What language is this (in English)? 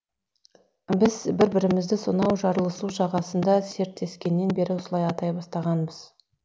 Kazakh